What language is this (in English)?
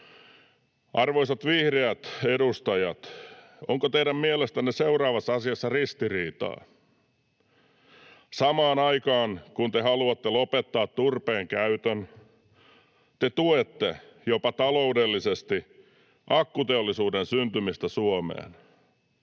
Finnish